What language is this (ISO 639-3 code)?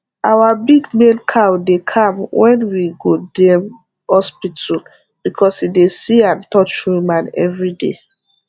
pcm